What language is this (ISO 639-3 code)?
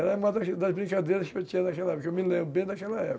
por